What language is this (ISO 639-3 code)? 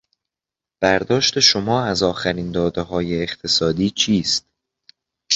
fas